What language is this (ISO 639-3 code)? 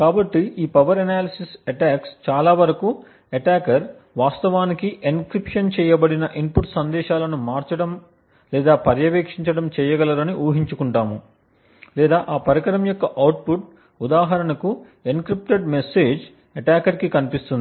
tel